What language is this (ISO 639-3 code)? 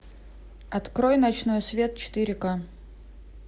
rus